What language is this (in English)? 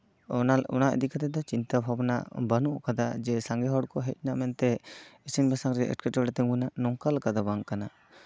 Santali